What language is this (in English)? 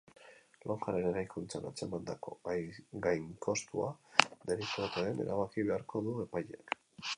Basque